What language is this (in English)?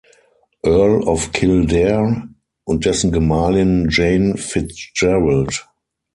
German